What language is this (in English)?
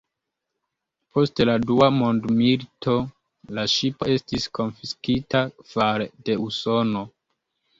Esperanto